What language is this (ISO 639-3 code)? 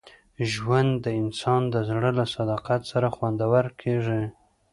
pus